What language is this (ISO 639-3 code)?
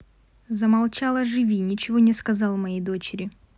rus